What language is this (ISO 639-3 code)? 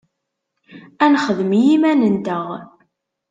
kab